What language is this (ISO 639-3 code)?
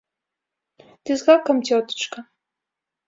bel